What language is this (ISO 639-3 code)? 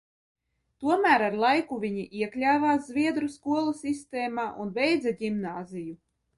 lav